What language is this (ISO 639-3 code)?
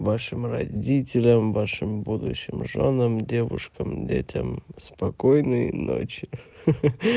rus